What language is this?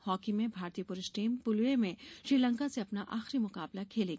Hindi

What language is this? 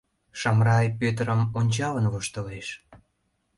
Mari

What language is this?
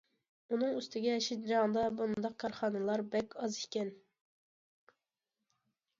Uyghur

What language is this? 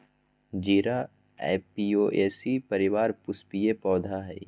Magahi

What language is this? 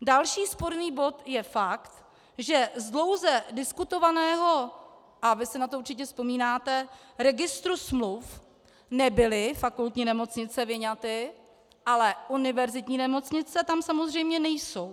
Czech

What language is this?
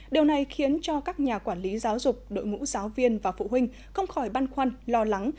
Vietnamese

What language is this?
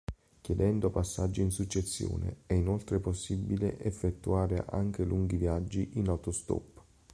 Italian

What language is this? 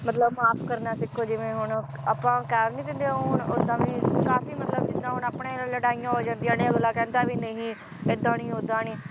Punjabi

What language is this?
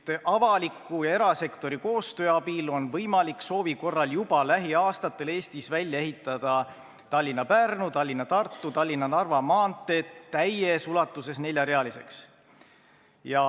Estonian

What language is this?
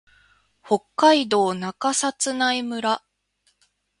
Japanese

